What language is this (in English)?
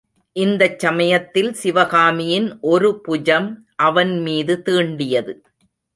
Tamil